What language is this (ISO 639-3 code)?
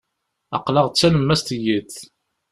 kab